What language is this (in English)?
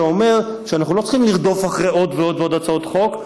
Hebrew